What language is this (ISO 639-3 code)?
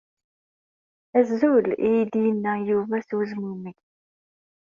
kab